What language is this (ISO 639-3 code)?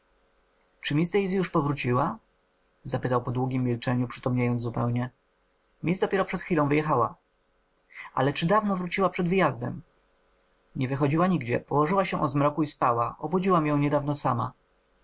pol